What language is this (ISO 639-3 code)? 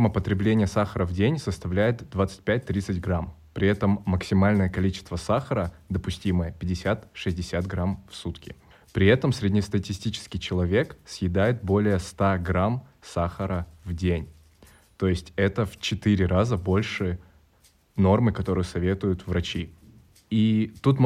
rus